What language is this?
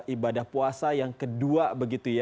Indonesian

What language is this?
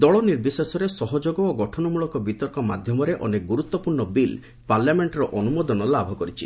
Odia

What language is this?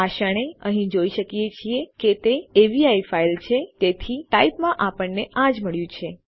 Gujarati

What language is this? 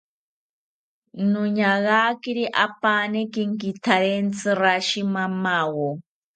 South Ucayali Ashéninka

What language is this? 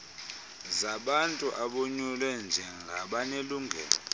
Xhosa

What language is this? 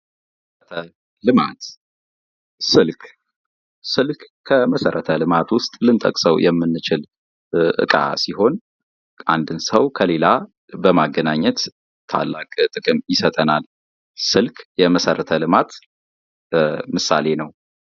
Amharic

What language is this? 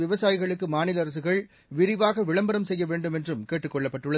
Tamil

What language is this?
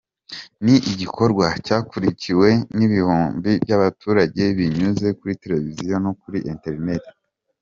Kinyarwanda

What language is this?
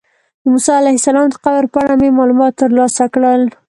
Pashto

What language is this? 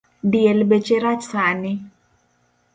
Luo (Kenya and Tanzania)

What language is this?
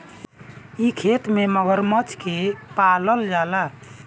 Bhojpuri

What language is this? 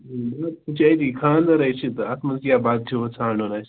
Kashmiri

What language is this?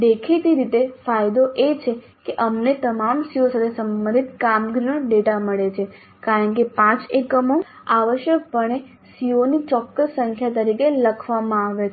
Gujarati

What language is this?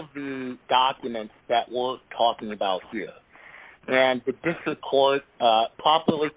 English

